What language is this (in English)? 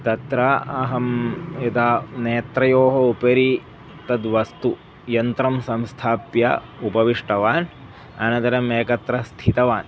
Sanskrit